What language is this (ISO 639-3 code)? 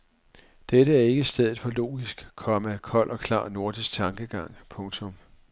dan